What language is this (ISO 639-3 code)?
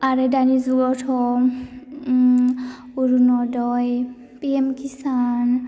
brx